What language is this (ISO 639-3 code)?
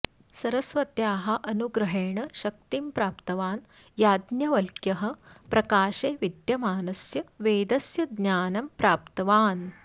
san